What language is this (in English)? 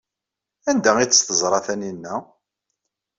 Kabyle